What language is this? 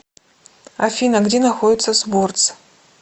Russian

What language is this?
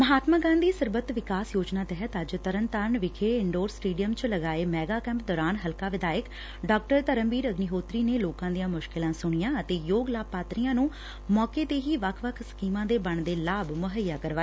Punjabi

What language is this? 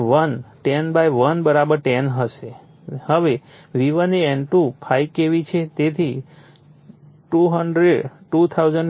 Gujarati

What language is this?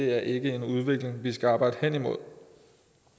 Danish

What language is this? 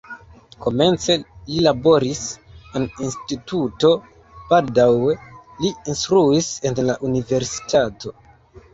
Esperanto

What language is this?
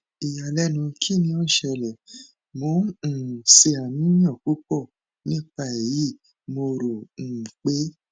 Yoruba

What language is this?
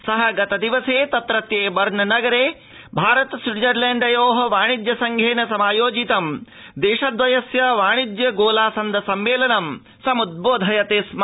Sanskrit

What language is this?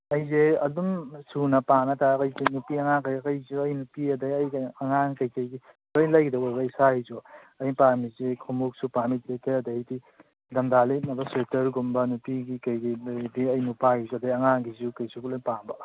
Manipuri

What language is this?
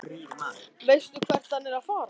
Icelandic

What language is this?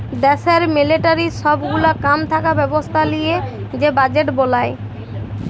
Bangla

